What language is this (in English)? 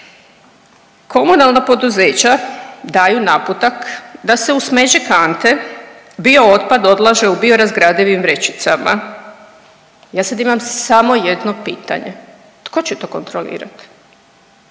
Croatian